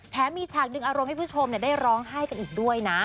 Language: Thai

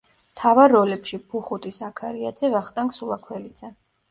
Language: Georgian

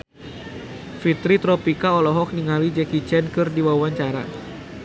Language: Sundanese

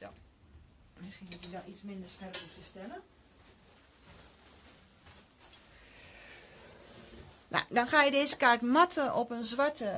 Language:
Dutch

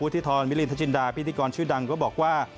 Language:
Thai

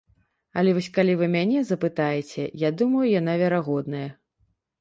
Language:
Belarusian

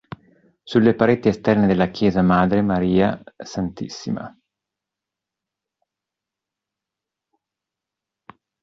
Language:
Italian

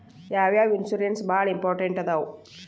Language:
Kannada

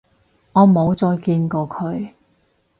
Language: Cantonese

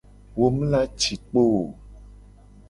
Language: Gen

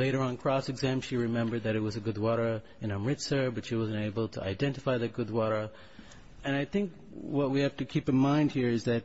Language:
English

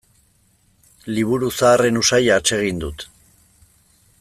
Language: Basque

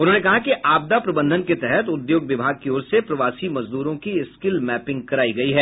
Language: Hindi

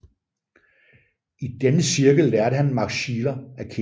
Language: Danish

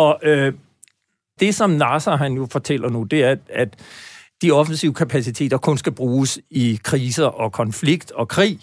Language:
Danish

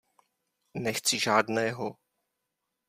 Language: Czech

